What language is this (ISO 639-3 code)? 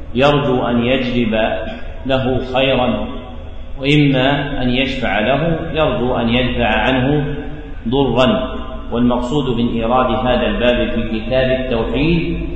ara